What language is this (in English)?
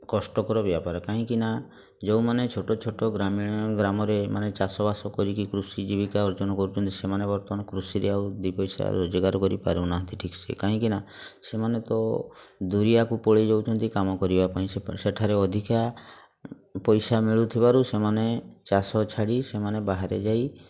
Odia